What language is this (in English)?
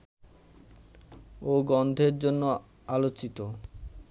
Bangla